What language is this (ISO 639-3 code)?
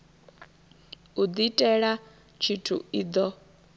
ven